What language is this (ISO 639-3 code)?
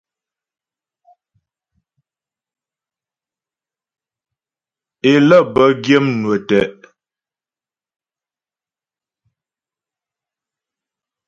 bbj